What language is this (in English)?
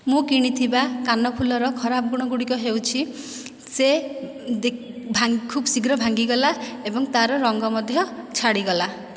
Odia